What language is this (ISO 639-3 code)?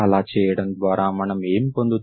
tel